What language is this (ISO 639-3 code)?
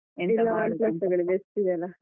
kan